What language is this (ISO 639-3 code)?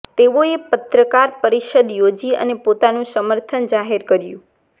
guj